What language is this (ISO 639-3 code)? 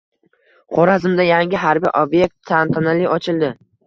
uzb